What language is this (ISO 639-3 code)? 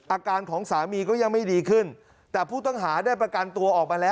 tha